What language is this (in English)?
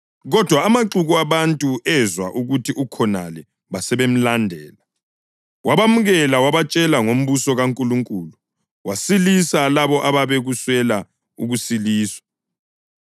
North Ndebele